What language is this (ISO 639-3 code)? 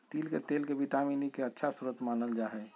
mag